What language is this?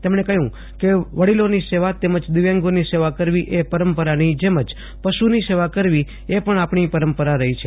Gujarati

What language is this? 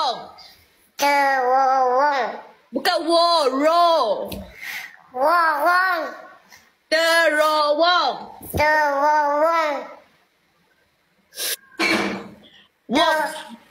Malay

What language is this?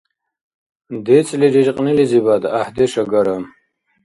Dargwa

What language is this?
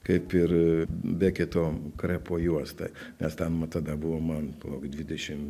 Lithuanian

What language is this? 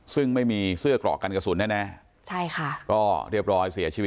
Thai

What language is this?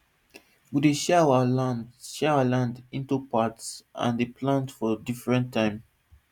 Nigerian Pidgin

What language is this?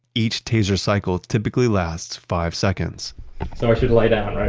English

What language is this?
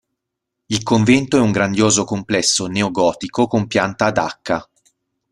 Italian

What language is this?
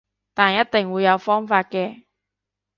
Cantonese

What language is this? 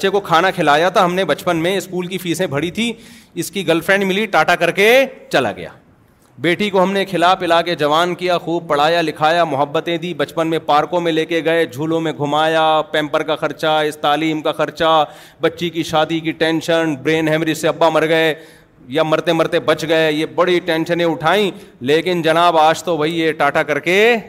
Urdu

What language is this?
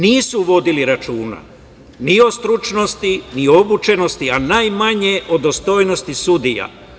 Serbian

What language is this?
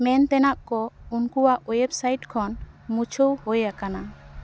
Santali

